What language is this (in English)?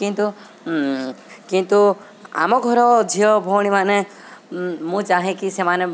Odia